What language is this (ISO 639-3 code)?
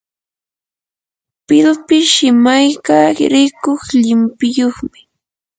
qur